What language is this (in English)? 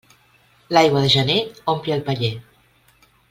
Catalan